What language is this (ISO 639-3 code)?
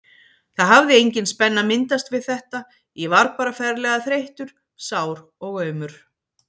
isl